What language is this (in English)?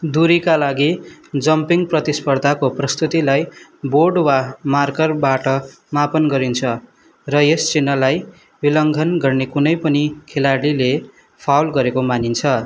Nepali